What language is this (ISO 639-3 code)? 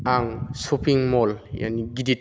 brx